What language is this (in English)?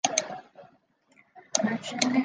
Chinese